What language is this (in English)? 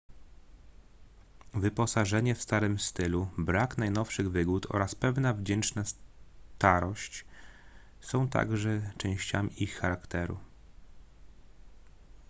Polish